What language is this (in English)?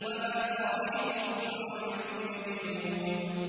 Arabic